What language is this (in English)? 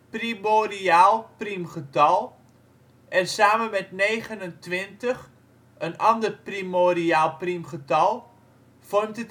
Dutch